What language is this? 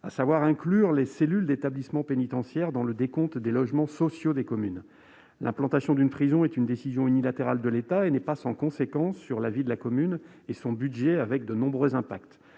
French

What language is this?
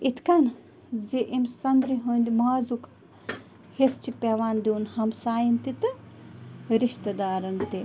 Kashmiri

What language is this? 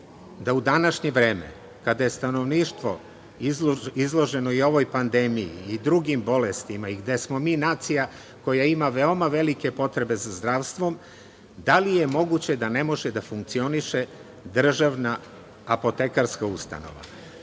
Serbian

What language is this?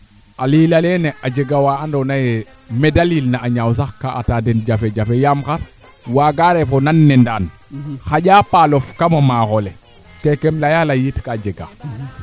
Serer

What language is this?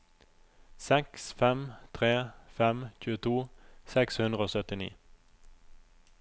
Norwegian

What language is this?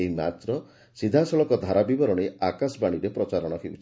Odia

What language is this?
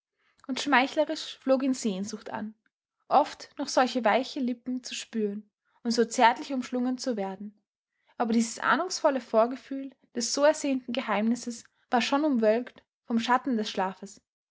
German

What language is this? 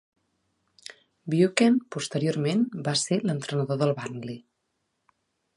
Catalan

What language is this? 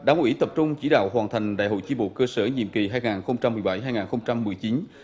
Vietnamese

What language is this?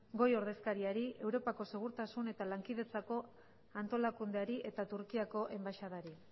Basque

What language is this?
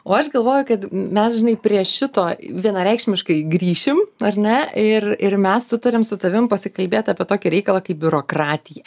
Lithuanian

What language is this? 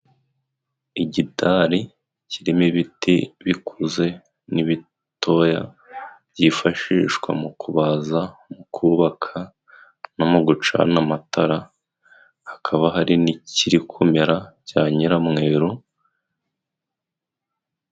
Kinyarwanda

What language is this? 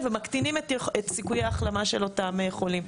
Hebrew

